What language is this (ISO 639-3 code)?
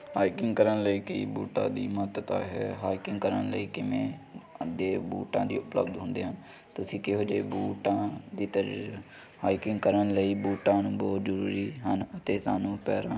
pan